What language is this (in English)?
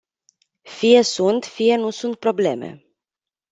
Romanian